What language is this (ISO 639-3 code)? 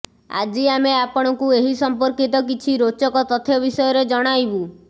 ori